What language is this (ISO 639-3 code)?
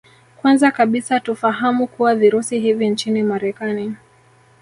swa